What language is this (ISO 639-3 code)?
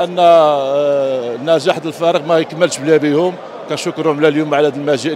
ara